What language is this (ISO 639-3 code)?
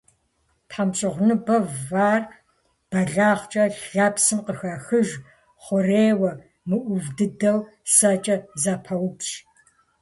kbd